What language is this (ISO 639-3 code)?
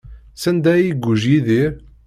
kab